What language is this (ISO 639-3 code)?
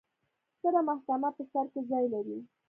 pus